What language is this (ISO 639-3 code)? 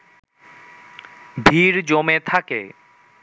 ben